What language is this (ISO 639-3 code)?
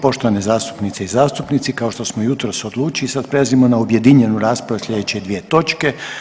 hrv